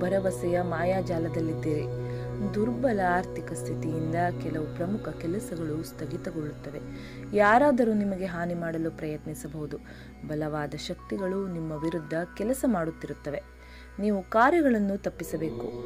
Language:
Kannada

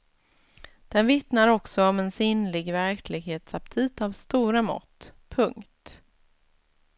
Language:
Swedish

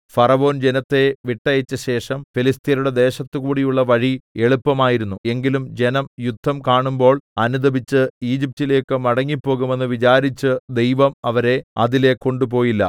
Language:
Malayalam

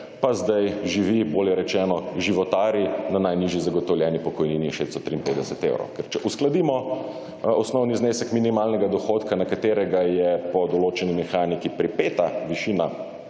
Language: Slovenian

